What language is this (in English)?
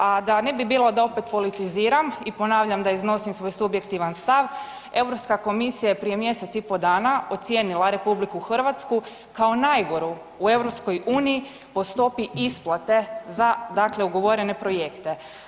Croatian